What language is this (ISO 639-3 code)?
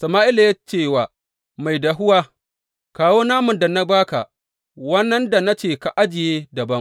hau